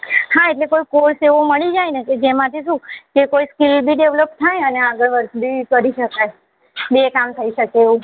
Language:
Gujarati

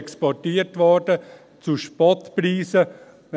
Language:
Swiss German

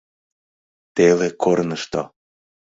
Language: Mari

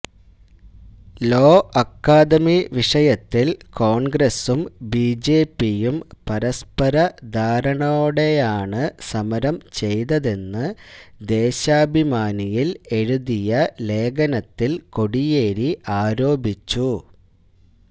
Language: Malayalam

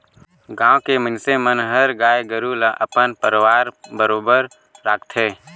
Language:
Chhattisgarhi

